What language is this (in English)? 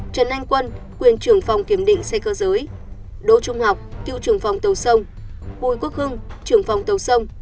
Vietnamese